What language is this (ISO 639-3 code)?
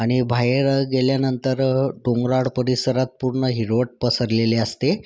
mar